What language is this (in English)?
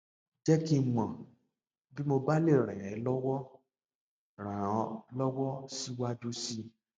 Yoruba